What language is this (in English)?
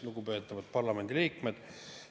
Estonian